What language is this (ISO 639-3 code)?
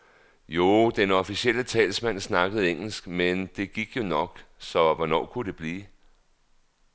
dan